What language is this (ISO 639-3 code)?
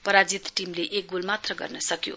nep